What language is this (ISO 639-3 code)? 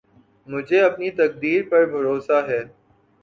urd